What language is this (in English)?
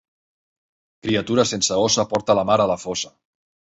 Catalan